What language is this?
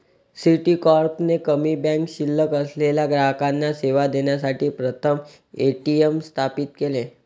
Marathi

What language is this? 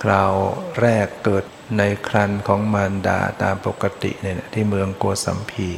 Thai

